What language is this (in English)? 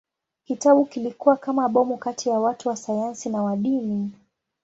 Swahili